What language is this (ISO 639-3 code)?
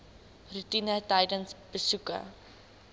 afr